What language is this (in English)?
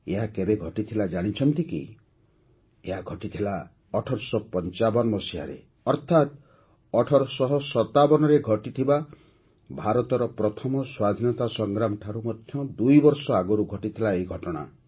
Odia